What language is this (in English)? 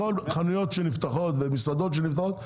Hebrew